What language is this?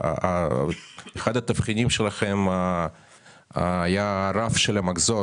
Hebrew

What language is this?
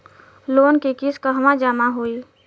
Bhojpuri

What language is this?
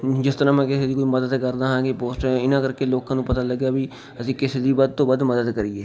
Punjabi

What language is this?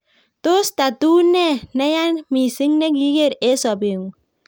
Kalenjin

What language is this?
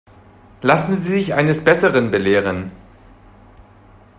German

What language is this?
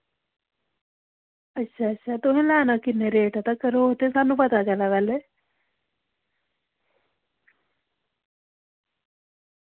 Dogri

